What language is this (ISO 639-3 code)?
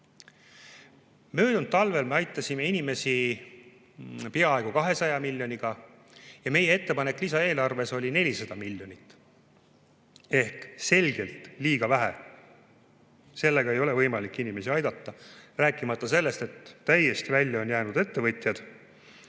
est